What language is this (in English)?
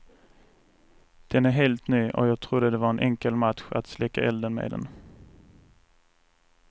Swedish